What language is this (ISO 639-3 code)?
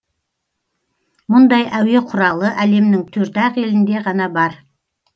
kaz